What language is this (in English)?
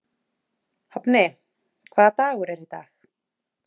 Icelandic